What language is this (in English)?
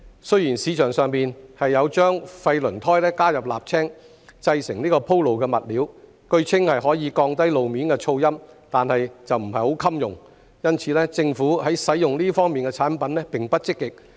Cantonese